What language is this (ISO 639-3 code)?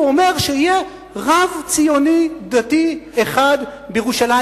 heb